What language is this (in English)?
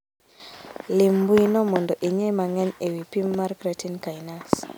Luo (Kenya and Tanzania)